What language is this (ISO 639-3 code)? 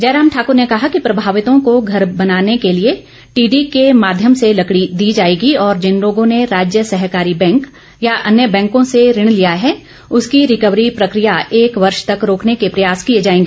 hin